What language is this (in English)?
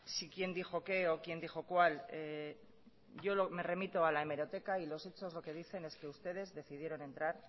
Spanish